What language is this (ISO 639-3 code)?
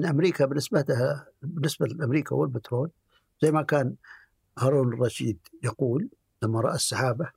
ara